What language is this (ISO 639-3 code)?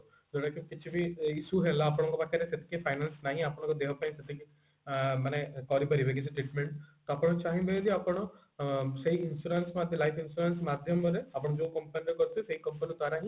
ori